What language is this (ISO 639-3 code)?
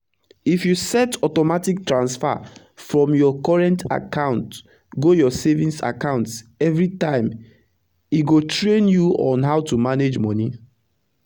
pcm